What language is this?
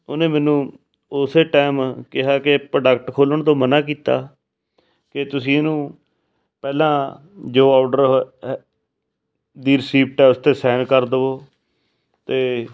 Punjabi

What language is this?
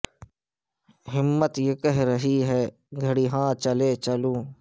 Urdu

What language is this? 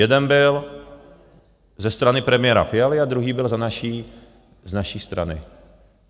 Czech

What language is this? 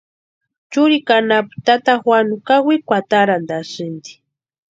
Western Highland Purepecha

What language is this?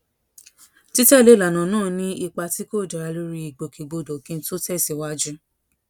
Yoruba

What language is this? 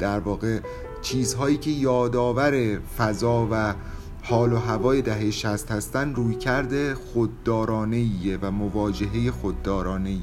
Persian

